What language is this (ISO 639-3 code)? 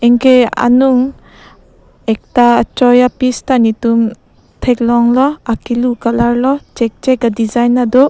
mjw